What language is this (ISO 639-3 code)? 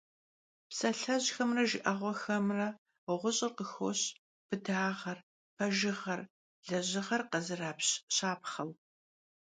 kbd